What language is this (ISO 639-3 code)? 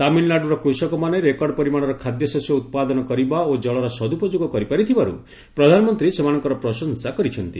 ori